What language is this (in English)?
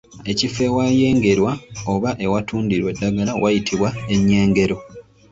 Ganda